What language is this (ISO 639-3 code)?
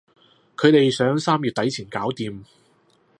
yue